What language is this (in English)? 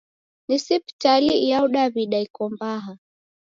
Taita